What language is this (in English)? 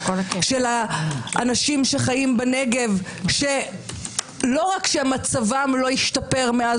Hebrew